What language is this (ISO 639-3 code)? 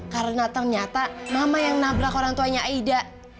ind